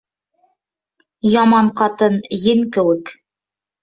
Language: Bashkir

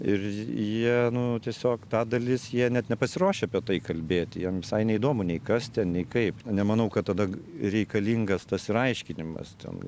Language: Lithuanian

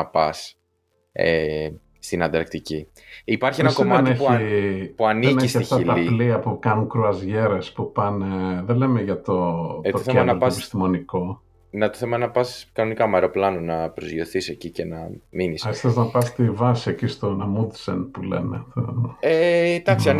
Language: Greek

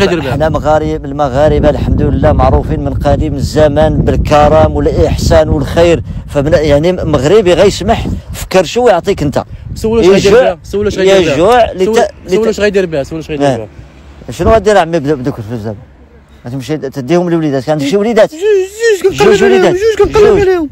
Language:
Arabic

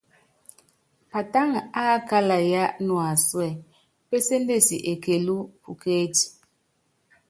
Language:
Yangben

